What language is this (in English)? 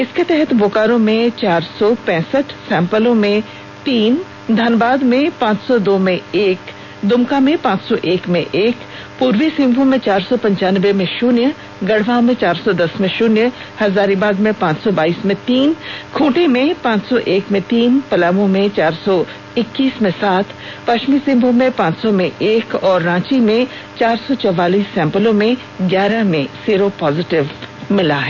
Hindi